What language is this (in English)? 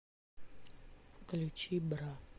Russian